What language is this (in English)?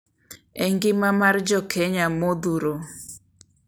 Luo (Kenya and Tanzania)